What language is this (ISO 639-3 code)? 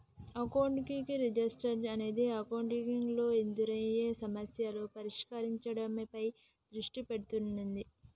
tel